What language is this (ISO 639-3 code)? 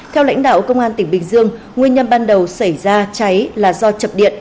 vie